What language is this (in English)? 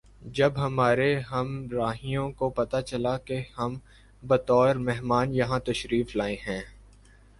Urdu